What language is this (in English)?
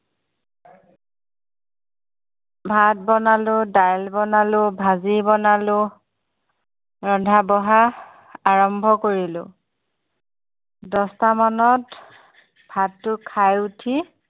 Assamese